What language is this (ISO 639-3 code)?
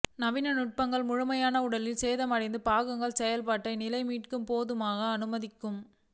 tam